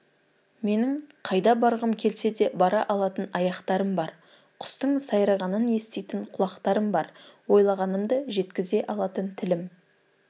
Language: Kazakh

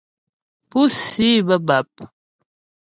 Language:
Ghomala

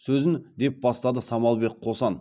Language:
Kazakh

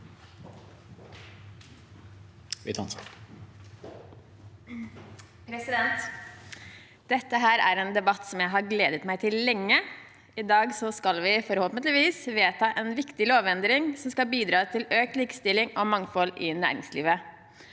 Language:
Norwegian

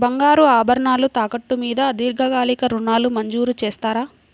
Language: Telugu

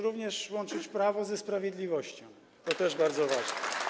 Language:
Polish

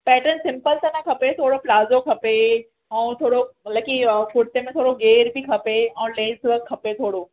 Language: Sindhi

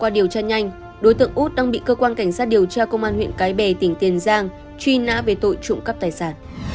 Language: Vietnamese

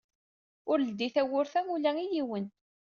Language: Kabyle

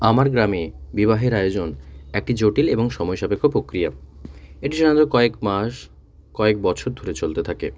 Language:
Bangla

